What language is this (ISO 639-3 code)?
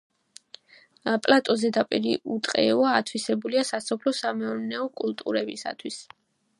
kat